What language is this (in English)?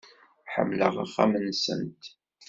Kabyle